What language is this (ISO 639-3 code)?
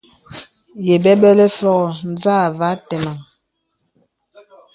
beb